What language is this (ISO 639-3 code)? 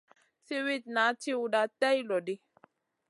mcn